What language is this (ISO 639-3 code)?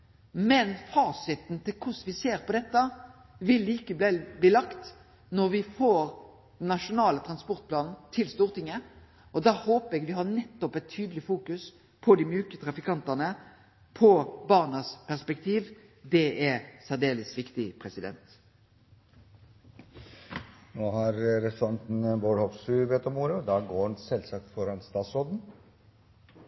nor